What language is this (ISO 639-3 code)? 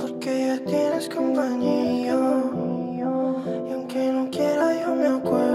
ita